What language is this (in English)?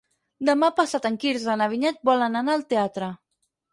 Catalan